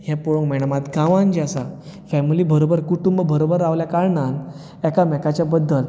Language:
Konkani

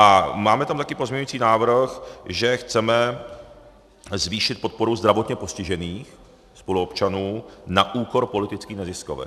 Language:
Czech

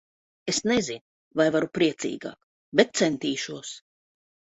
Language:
Latvian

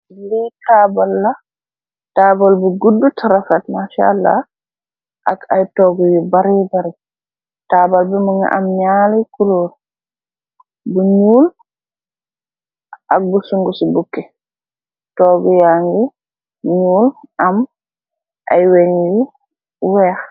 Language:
Wolof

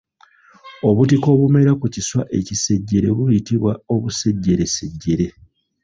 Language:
Ganda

